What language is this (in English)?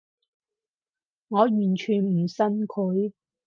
Cantonese